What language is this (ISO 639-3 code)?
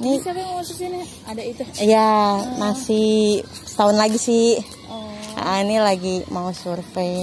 ind